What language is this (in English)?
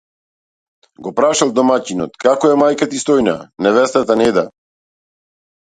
Macedonian